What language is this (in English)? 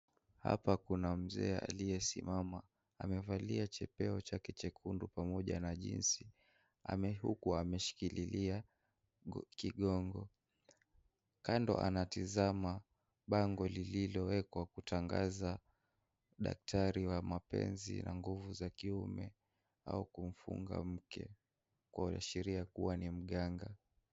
Swahili